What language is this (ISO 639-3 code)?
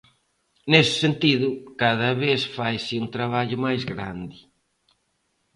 glg